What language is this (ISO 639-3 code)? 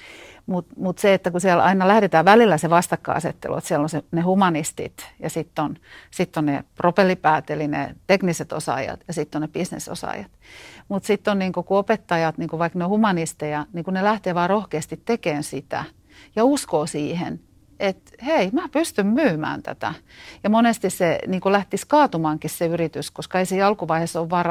fin